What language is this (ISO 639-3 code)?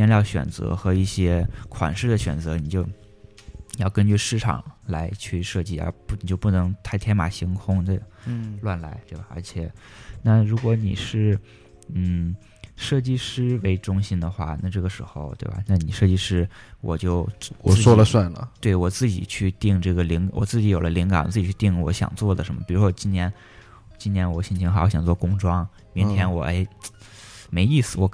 zho